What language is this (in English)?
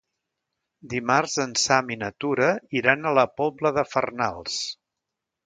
Catalan